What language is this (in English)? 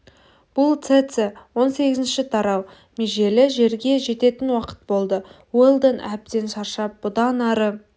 Kazakh